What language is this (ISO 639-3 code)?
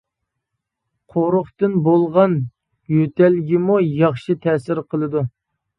uig